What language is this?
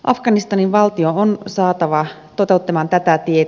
Finnish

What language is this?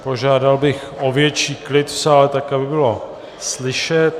Czech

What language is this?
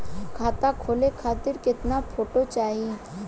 Bhojpuri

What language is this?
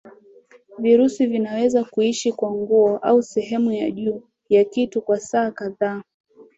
Swahili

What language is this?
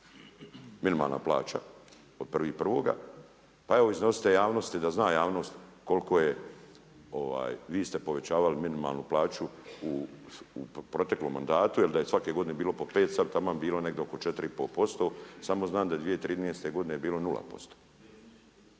Croatian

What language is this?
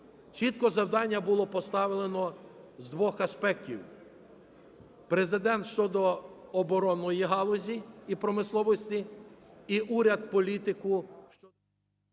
Ukrainian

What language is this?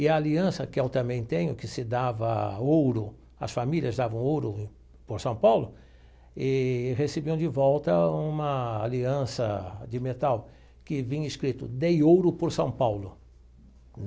Portuguese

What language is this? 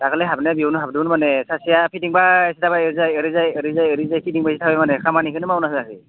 Bodo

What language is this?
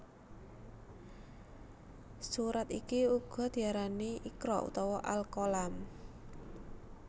Javanese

